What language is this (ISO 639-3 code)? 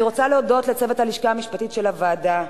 heb